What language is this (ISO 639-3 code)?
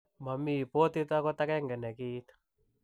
kln